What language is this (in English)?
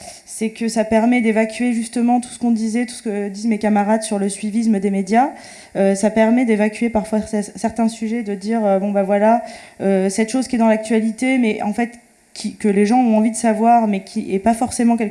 French